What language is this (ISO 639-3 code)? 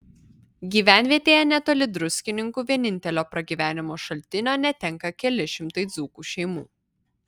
lit